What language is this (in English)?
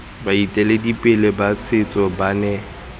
Tswana